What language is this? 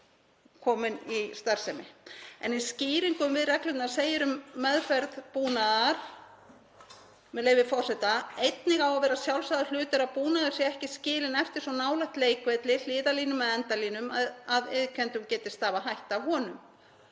Icelandic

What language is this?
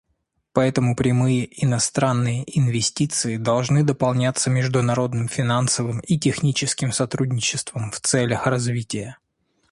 Russian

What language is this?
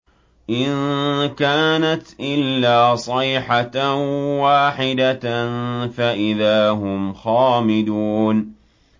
Arabic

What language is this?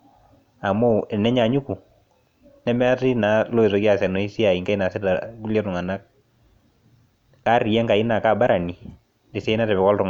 Masai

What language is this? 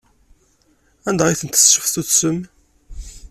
Kabyle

